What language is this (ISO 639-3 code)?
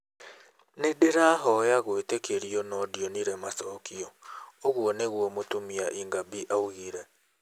kik